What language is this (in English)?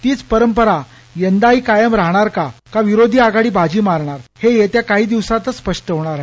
Marathi